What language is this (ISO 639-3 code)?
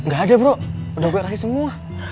ind